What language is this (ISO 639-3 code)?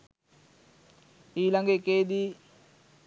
sin